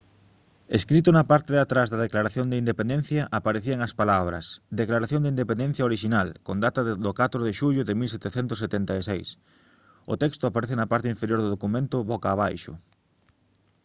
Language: Galician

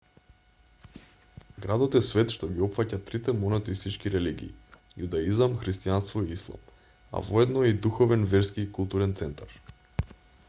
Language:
Macedonian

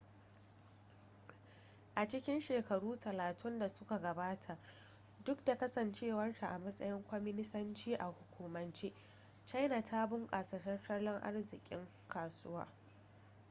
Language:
Hausa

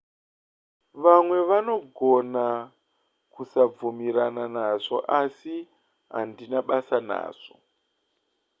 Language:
Shona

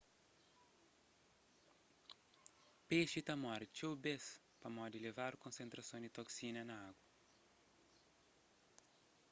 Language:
Kabuverdianu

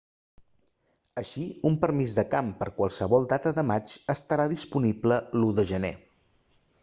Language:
Catalan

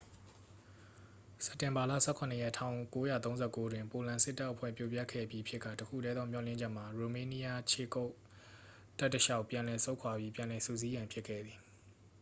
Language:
Burmese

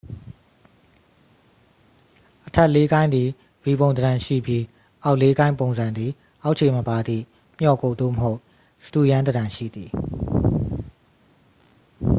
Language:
Burmese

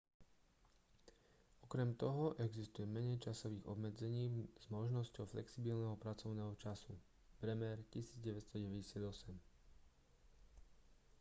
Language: Slovak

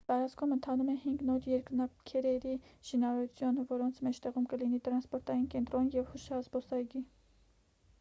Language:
Armenian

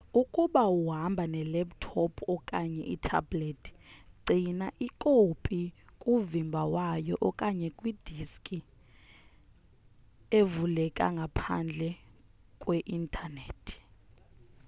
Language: Xhosa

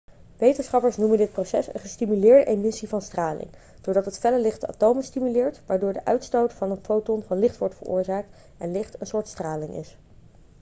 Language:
Dutch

